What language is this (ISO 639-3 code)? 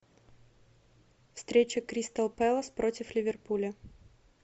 rus